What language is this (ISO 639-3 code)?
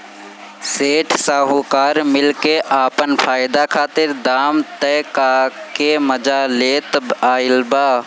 bho